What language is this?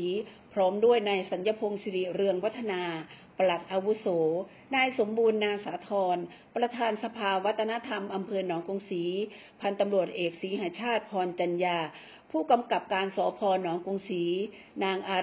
Thai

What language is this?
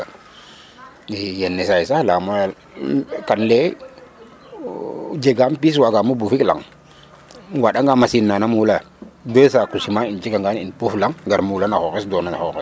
Serer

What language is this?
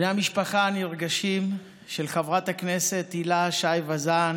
Hebrew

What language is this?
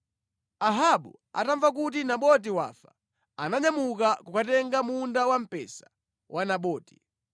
Nyanja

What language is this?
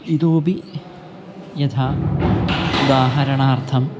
Sanskrit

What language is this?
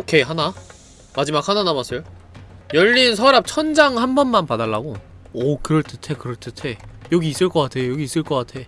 Korean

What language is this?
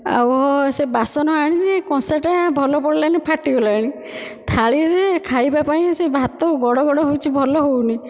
Odia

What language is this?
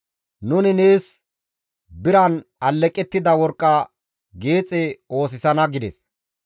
Gamo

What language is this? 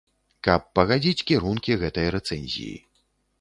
Belarusian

